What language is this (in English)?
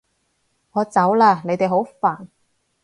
Cantonese